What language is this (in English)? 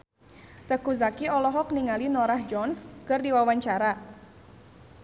Sundanese